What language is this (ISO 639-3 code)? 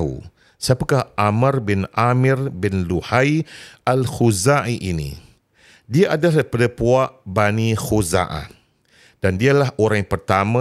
msa